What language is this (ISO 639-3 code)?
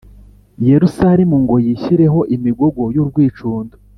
kin